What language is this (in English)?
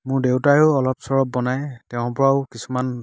Assamese